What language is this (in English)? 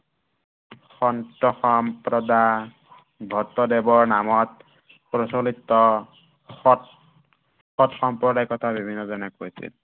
Assamese